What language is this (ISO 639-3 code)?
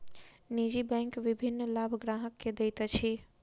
mai